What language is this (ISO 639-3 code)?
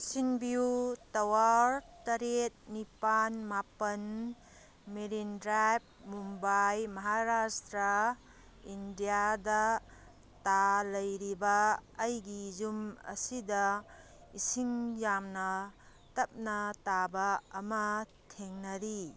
mni